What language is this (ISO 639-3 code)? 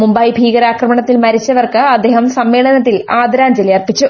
mal